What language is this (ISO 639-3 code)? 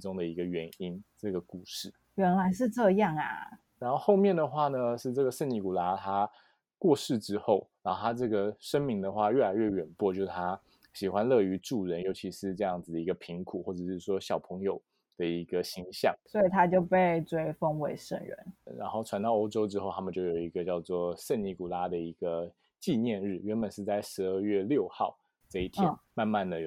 zho